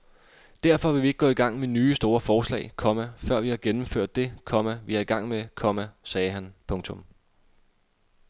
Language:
Danish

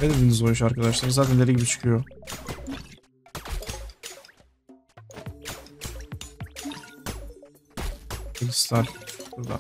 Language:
Turkish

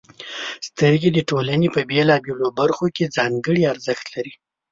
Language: Pashto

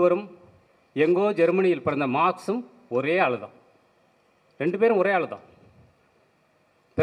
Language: Tamil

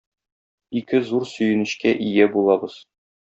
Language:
Tatar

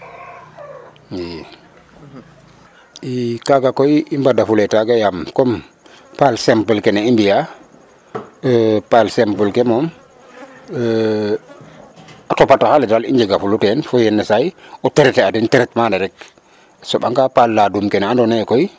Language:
Serer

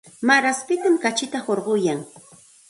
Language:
Santa Ana de Tusi Pasco Quechua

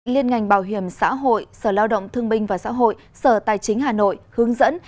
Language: Vietnamese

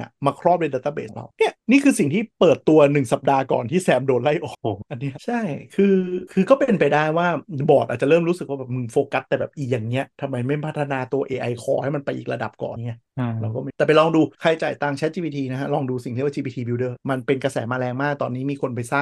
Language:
Thai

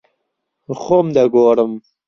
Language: Central Kurdish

